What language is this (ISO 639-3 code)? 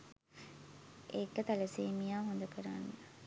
sin